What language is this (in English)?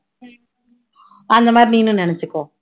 Tamil